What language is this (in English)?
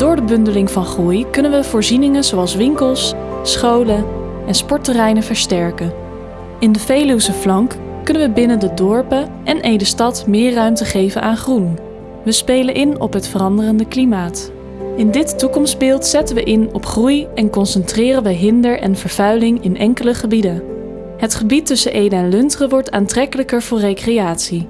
Dutch